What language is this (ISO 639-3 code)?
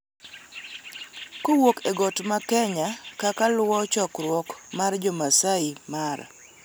luo